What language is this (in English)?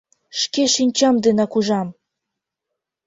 Mari